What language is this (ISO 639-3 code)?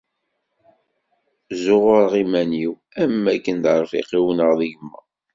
kab